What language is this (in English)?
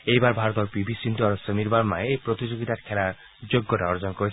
Assamese